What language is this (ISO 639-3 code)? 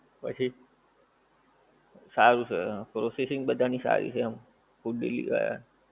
guj